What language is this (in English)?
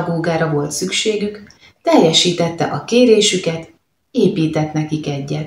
Hungarian